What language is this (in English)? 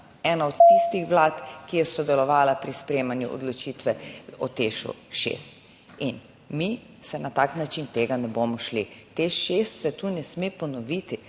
Slovenian